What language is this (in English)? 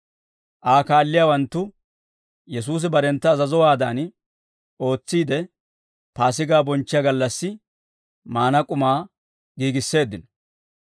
Dawro